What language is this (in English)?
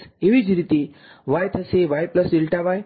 Gujarati